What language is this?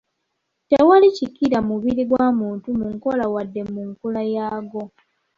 Ganda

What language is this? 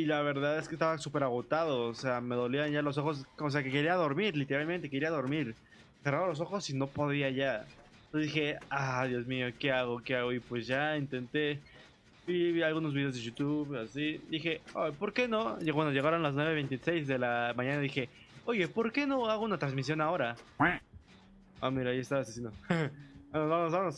Spanish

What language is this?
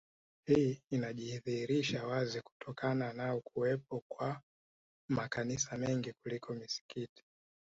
Swahili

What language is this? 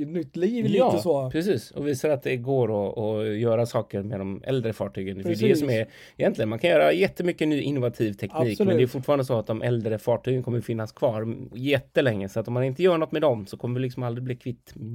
Swedish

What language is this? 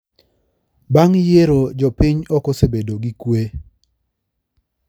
Luo (Kenya and Tanzania)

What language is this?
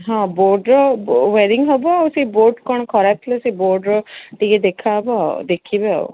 Odia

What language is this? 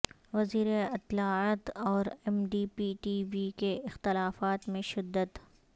Urdu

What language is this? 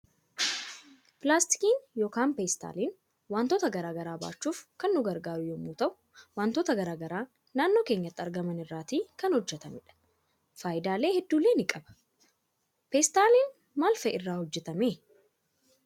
Oromo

